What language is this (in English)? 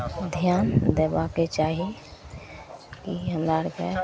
Maithili